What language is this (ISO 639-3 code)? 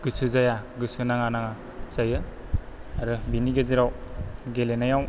brx